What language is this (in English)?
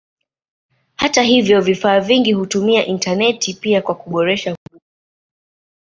Swahili